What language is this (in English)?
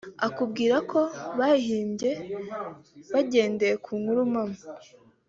Kinyarwanda